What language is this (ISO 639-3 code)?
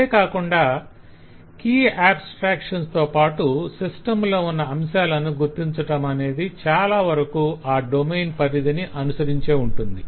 tel